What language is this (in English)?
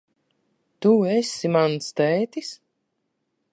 Latvian